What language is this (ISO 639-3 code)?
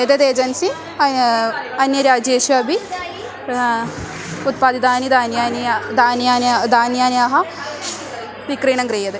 san